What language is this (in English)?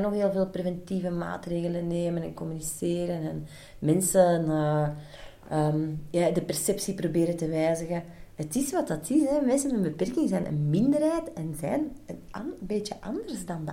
Dutch